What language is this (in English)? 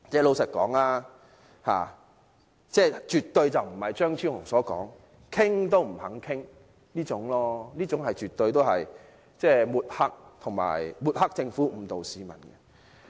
Cantonese